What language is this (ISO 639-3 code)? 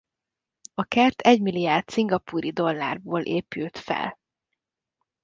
hun